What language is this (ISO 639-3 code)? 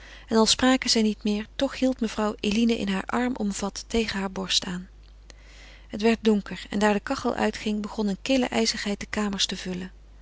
nld